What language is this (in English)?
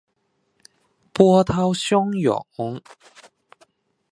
Chinese